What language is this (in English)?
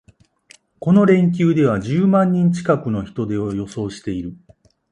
Japanese